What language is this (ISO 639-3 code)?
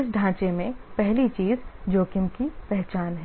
hin